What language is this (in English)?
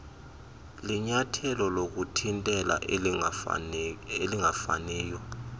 Xhosa